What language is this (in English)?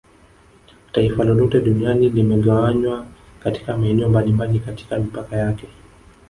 Swahili